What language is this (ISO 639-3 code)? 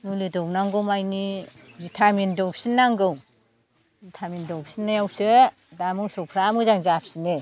brx